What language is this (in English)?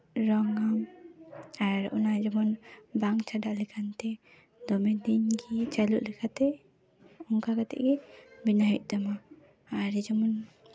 Santali